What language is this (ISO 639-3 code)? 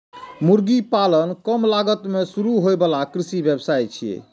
mai